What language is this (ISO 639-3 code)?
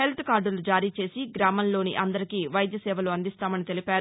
tel